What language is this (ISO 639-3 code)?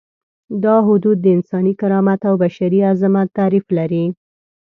pus